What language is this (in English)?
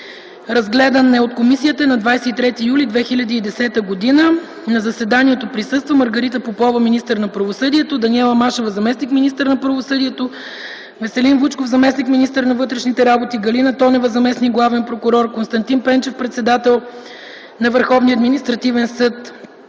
Bulgarian